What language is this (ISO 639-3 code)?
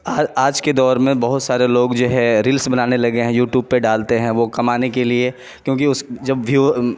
urd